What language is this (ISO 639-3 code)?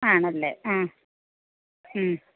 mal